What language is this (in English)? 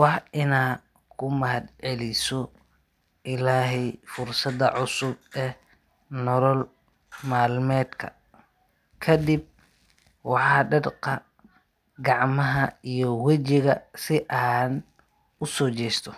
Somali